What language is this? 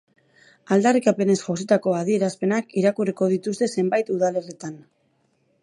Basque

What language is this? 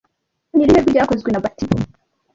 Kinyarwanda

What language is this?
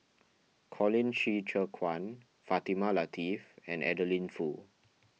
English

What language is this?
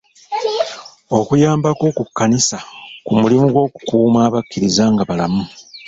Ganda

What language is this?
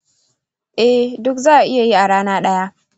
Hausa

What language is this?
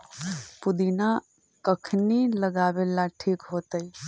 Magahi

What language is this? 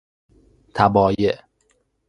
Persian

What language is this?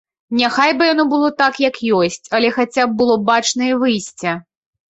Belarusian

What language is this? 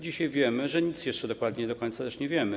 Polish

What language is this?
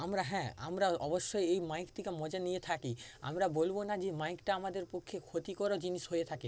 Bangla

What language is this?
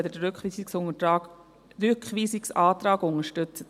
Swiss German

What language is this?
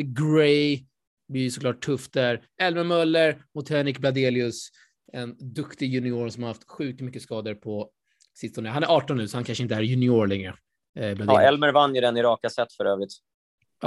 Swedish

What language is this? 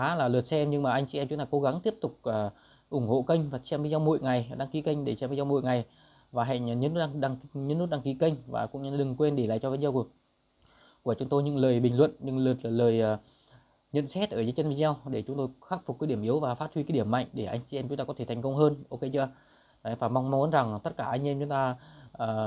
Vietnamese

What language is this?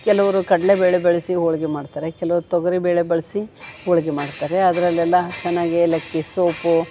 Kannada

